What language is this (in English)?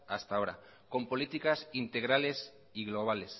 Spanish